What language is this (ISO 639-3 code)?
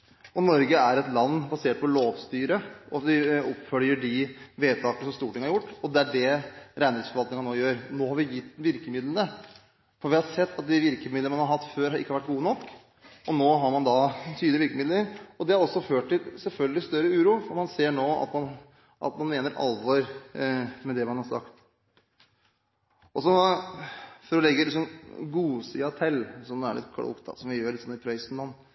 nob